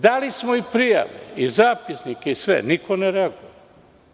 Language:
Serbian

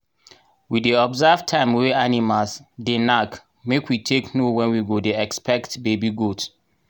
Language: Nigerian Pidgin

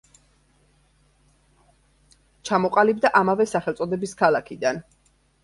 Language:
Georgian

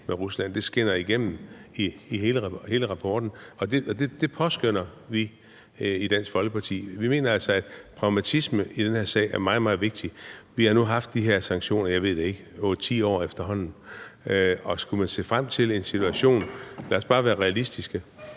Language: Danish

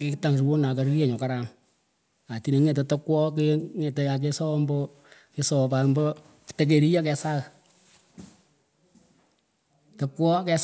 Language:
Pökoot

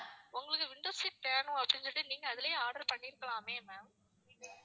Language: Tamil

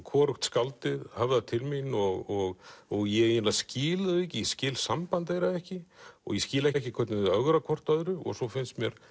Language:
Icelandic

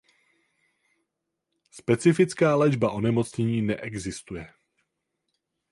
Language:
Czech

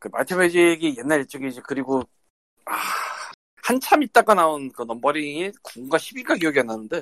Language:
Korean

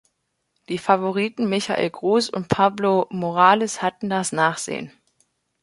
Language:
German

